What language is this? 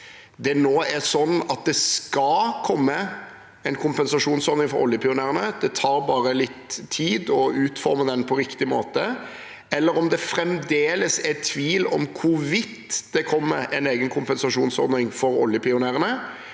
Norwegian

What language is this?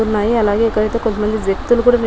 Telugu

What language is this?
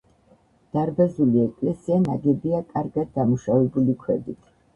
Georgian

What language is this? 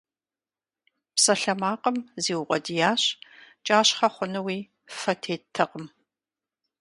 Kabardian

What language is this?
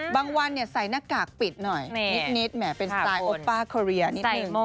Thai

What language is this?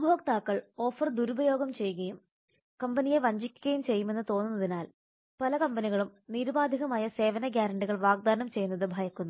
Malayalam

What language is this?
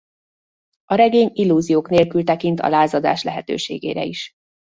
Hungarian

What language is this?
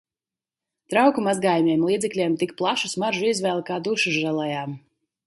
Latvian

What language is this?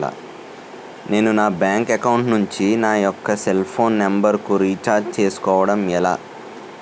Telugu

